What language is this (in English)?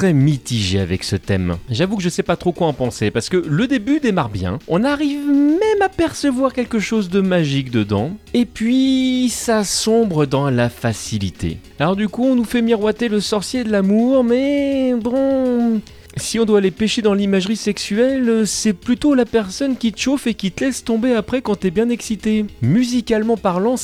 French